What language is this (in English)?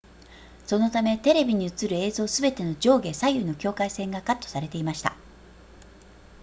Japanese